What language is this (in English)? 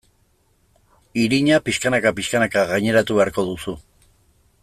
Basque